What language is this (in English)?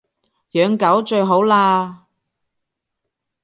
Cantonese